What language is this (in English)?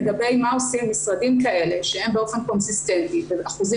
Hebrew